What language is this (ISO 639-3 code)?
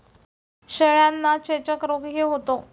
mar